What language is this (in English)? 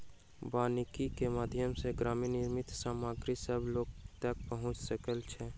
Maithili